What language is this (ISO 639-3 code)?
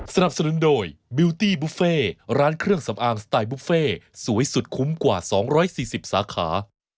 tha